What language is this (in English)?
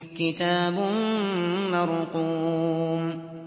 Arabic